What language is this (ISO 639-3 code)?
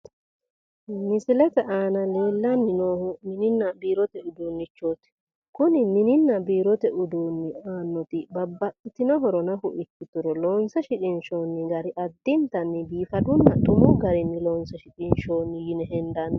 sid